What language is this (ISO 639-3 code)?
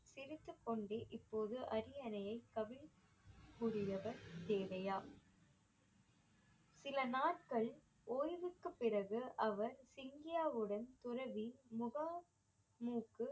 tam